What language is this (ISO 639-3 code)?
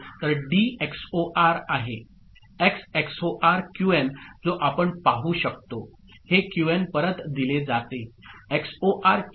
mar